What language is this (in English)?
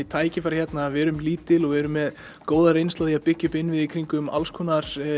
Icelandic